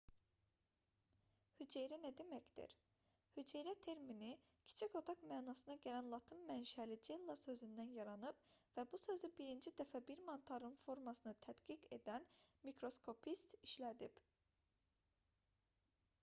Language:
Azerbaijani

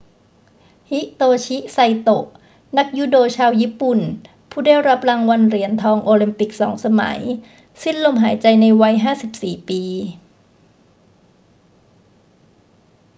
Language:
Thai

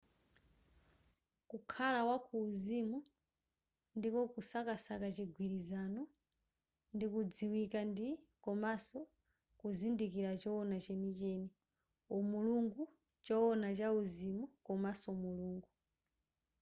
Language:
Nyanja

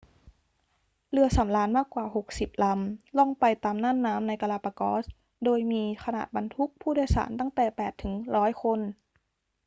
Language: Thai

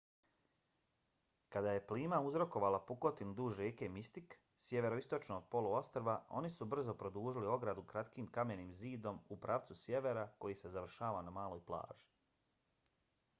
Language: Bosnian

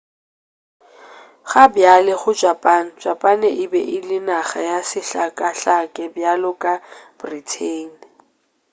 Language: Northern Sotho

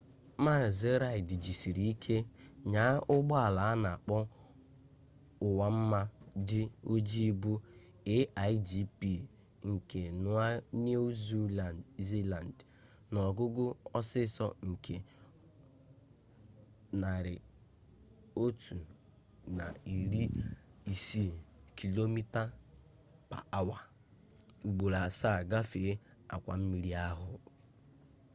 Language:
Igbo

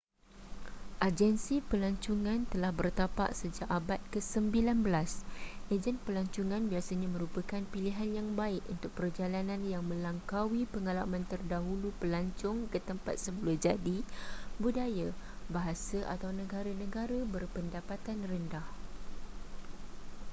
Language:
Malay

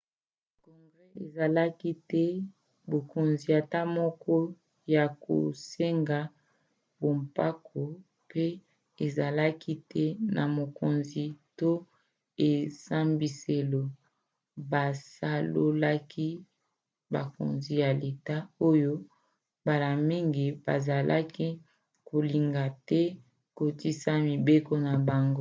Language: Lingala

